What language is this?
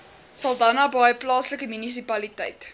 Afrikaans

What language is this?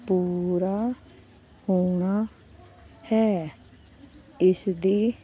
Punjabi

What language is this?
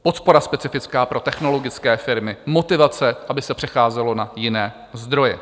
Czech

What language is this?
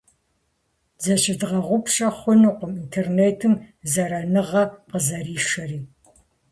Kabardian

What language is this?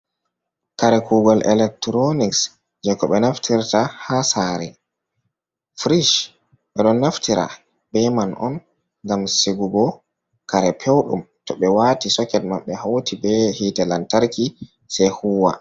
Fula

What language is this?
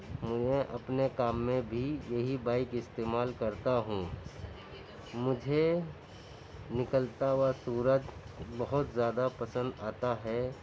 Urdu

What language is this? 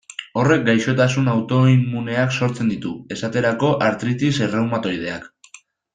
Basque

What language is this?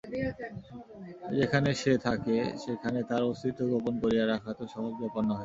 Bangla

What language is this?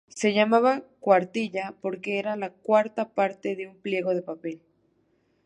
Spanish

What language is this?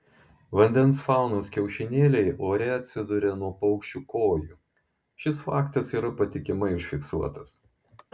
Lithuanian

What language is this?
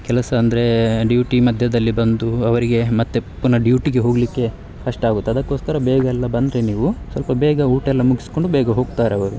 Kannada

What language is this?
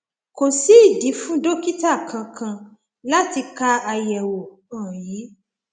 Yoruba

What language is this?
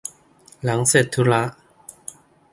Thai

